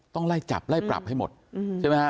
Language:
Thai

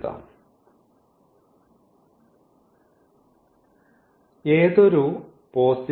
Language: Malayalam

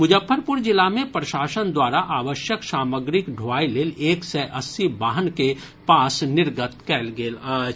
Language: Maithili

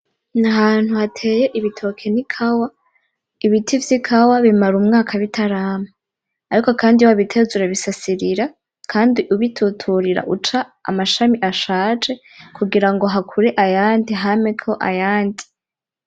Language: Rundi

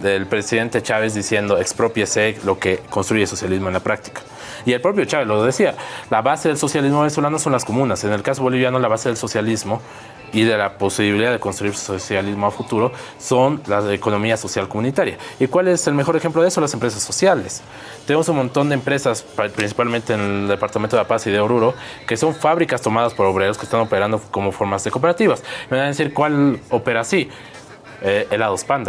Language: Spanish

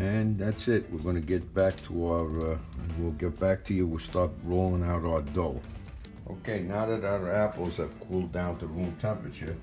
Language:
English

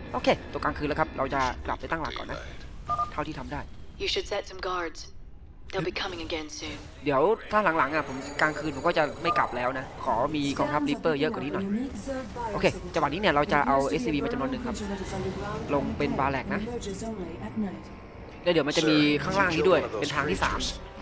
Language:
Thai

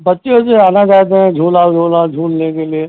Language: Hindi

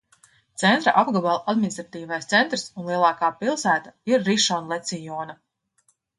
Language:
Latvian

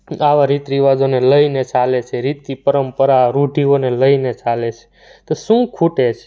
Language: Gujarati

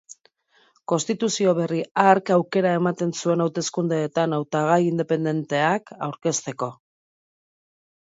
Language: Basque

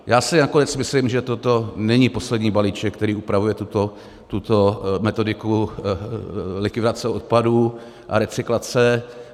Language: Czech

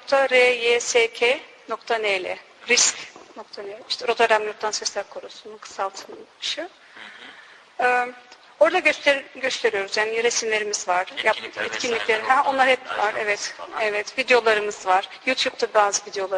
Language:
Turkish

